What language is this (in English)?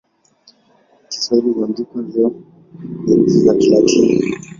Swahili